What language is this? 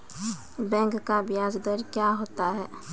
Maithili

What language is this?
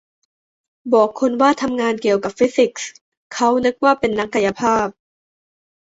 Thai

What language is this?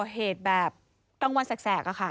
Thai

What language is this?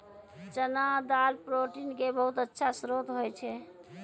Maithili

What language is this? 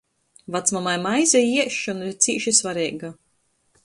Latgalian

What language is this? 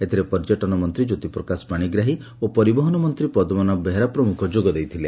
Odia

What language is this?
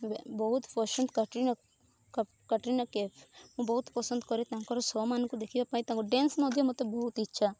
Odia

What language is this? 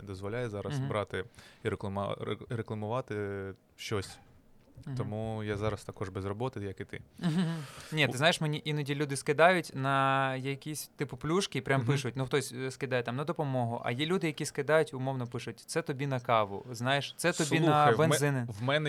Ukrainian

